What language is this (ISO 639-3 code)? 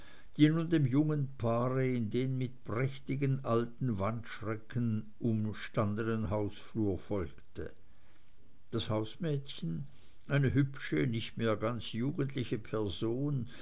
deu